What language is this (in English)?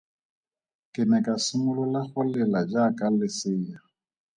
Tswana